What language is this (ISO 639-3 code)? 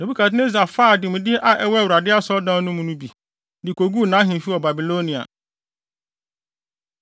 aka